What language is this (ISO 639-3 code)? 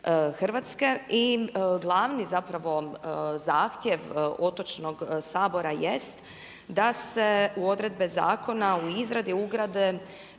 hrv